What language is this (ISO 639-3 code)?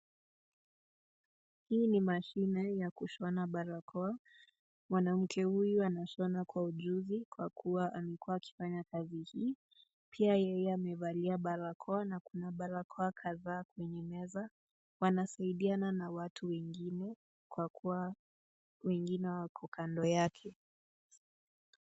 swa